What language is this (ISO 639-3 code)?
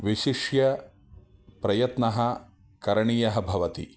san